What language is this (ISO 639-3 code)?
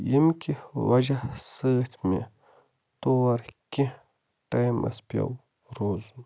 kas